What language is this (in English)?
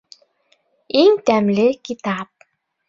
Bashkir